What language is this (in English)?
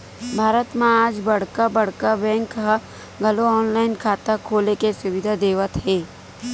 Chhattisgarhi